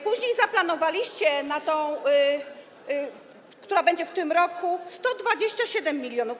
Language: Polish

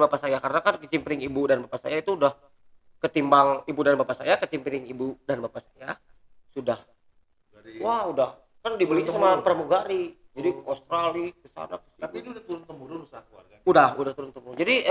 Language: Indonesian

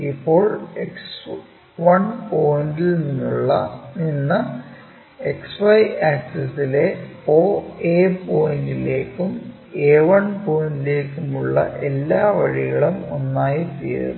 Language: Malayalam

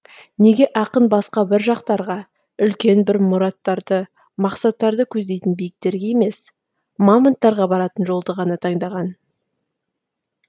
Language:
Kazakh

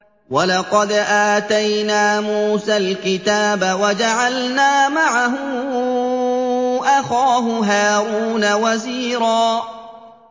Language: Arabic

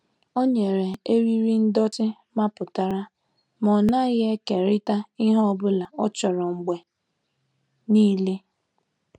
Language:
Igbo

